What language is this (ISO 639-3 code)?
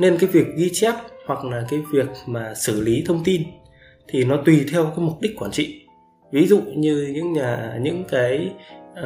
vie